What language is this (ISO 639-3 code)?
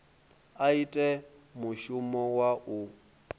ven